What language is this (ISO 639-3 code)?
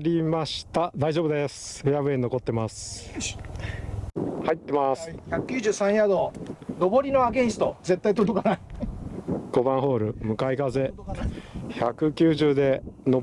jpn